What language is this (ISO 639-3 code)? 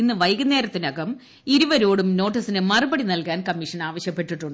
mal